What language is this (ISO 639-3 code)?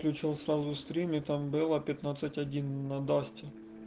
rus